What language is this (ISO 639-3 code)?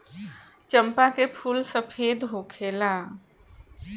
bho